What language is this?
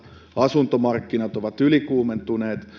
Finnish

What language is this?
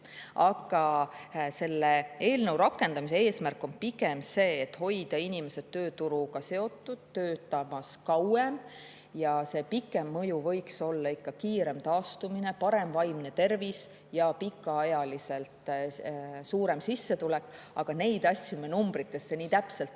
Estonian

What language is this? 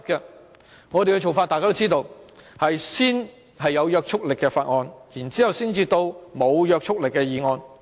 Cantonese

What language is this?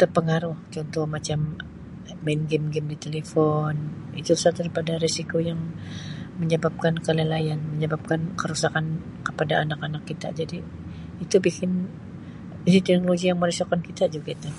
Sabah Malay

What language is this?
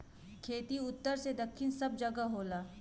Bhojpuri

